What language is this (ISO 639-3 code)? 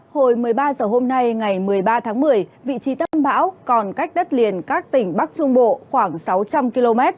vie